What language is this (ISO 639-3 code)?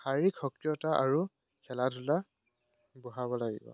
asm